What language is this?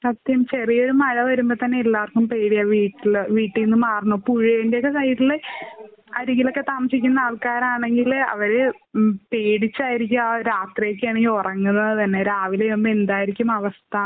Malayalam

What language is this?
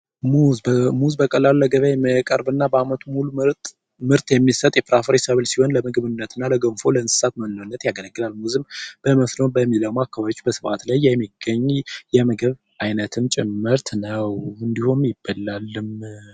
Amharic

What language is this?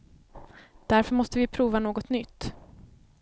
Swedish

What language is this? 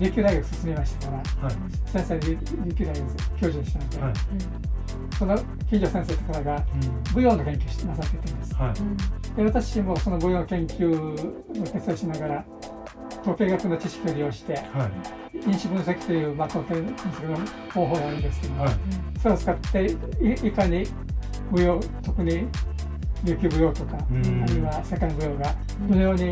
Japanese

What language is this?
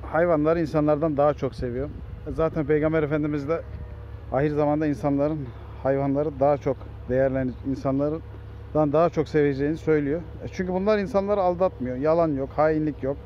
Turkish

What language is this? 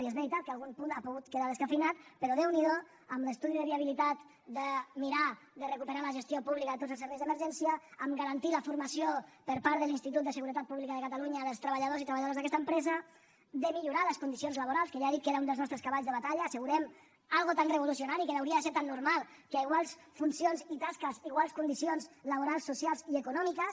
Catalan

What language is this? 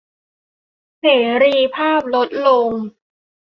Thai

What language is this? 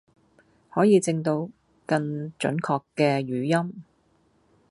Cantonese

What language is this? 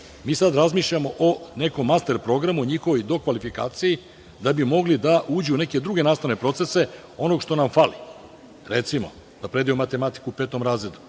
Serbian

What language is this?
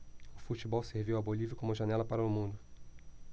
Portuguese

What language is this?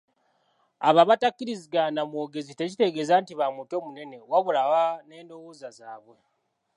Ganda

